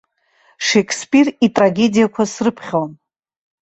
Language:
Abkhazian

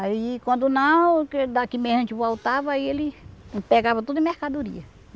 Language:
Portuguese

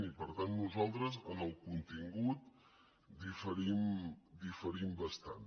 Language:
Catalan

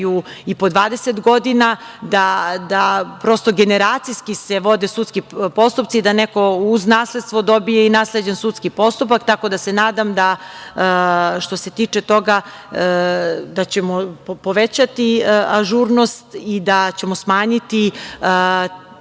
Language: Serbian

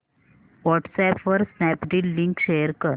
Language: Marathi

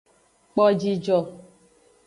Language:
Aja (Benin)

